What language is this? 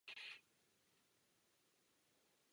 Czech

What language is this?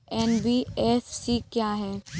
Hindi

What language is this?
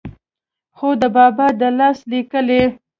Pashto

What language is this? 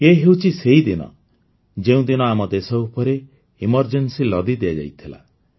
Odia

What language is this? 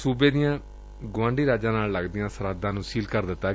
Punjabi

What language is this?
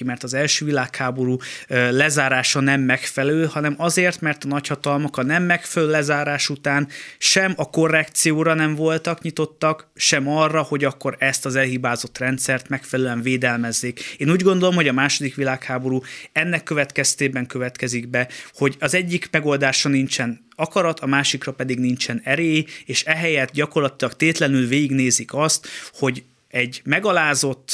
Hungarian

